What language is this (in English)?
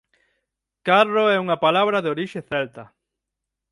Galician